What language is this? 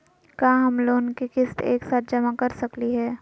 Magahi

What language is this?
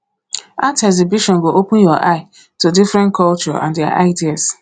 Nigerian Pidgin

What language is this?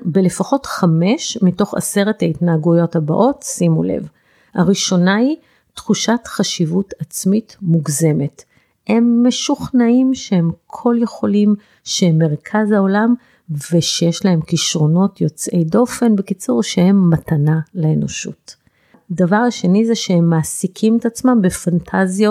Hebrew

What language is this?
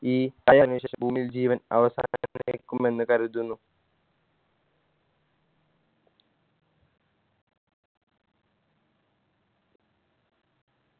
Malayalam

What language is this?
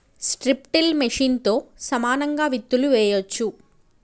Telugu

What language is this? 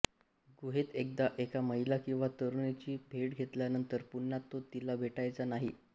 Marathi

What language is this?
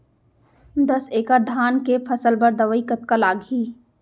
Chhattisgarhi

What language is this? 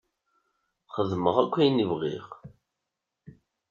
Kabyle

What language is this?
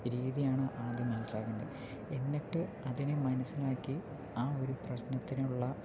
Malayalam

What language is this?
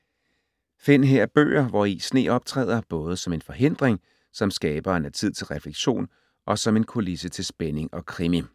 Danish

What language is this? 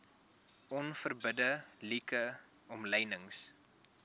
Afrikaans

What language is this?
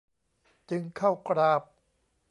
Thai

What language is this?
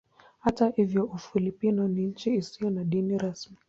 Swahili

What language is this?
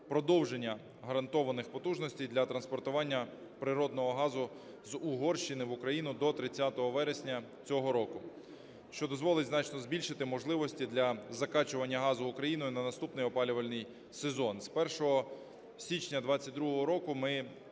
Ukrainian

